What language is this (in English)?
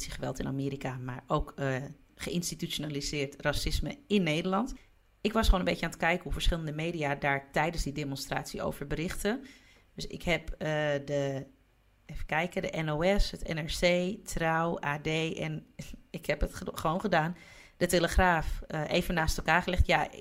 Dutch